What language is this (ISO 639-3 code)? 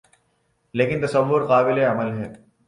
urd